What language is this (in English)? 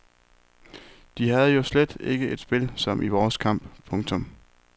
Danish